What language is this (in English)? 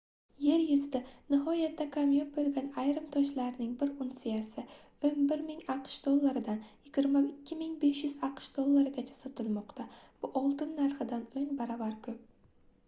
Uzbek